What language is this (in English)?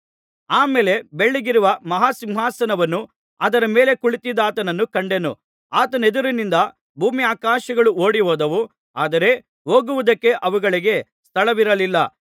Kannada